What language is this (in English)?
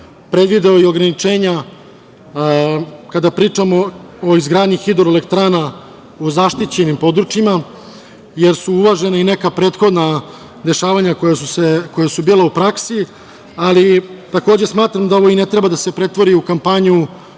Serbian